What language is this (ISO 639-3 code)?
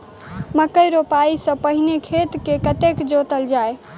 mai